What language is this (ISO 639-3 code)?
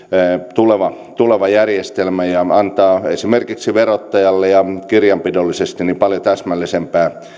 fin